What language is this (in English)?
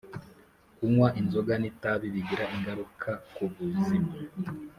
Kinyarwanda